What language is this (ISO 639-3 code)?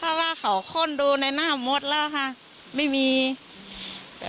tha